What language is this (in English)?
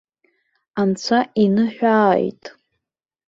Abkhazian